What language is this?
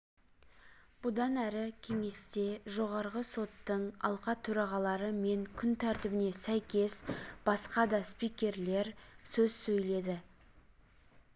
Kazakh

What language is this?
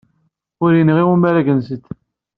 Kabyle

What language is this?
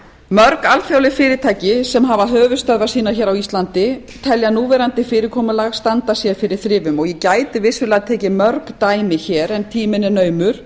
Icelandic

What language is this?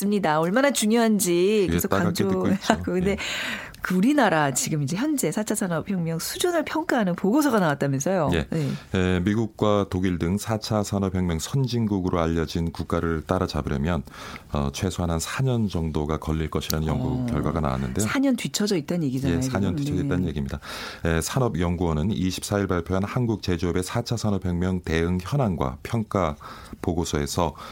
Korean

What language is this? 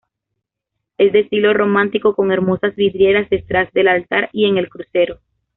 Spanish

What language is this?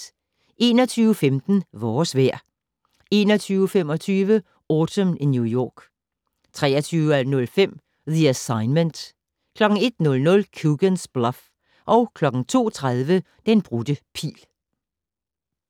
Danish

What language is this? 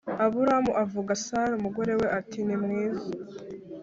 Kinyarwanda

